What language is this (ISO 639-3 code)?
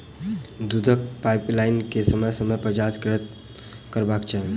mai